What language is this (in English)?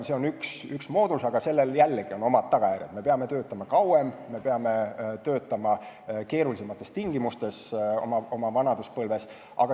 Estonian